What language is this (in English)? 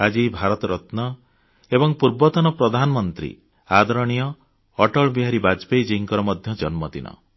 Odia